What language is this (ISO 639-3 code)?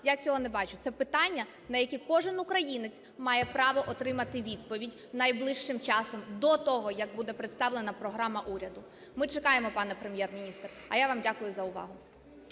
ukr